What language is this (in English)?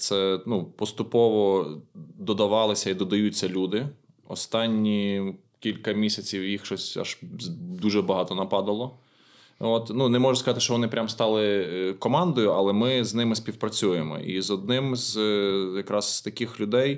Ukrainian